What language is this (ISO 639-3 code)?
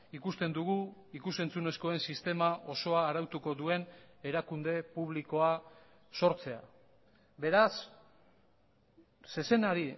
eus